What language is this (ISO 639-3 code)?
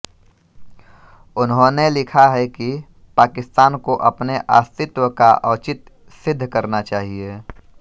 hin